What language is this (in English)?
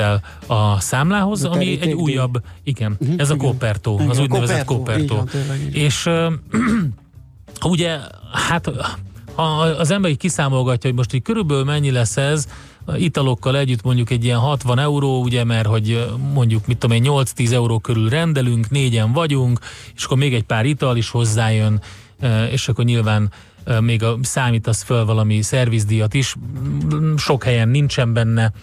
Hungarian